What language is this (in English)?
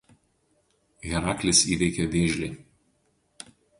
Lithuanian